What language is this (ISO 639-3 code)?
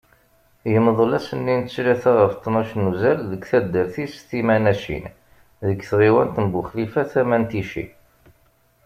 kab